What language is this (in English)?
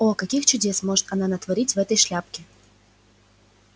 Russian